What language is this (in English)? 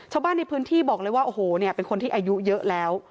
Thai